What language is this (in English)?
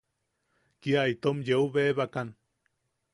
Yaqui